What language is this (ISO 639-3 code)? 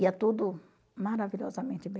por